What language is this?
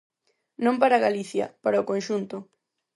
Galician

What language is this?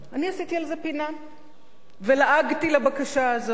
Hebrew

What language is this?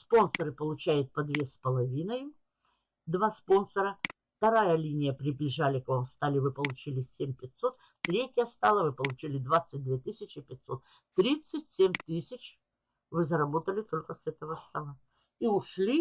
Russian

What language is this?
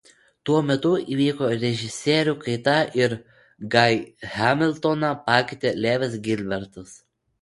Lithuanian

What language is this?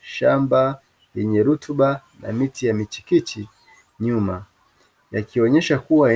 Swahili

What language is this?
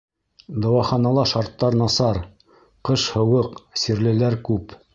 Bashkir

